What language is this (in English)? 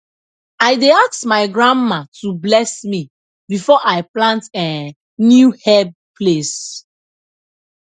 Nigerian Pidgin